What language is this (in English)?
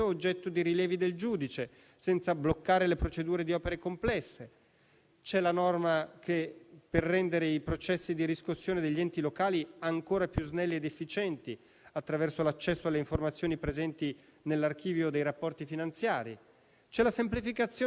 Italian